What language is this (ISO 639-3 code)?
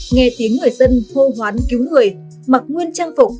vie